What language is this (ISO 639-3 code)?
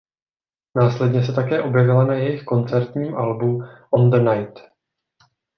ces